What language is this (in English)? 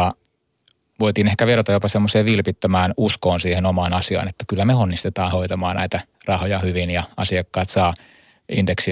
Finnish